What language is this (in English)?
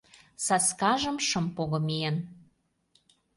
Mari